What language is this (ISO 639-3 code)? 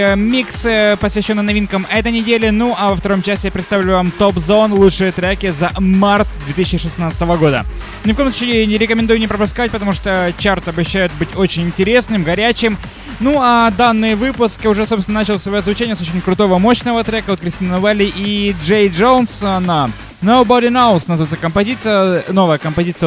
rus